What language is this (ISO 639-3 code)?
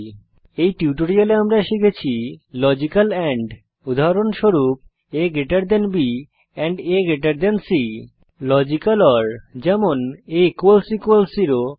ben